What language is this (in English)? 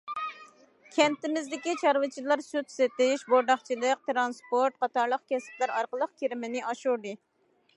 Uyghur